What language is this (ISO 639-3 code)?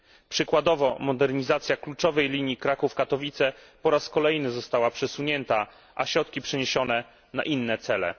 pol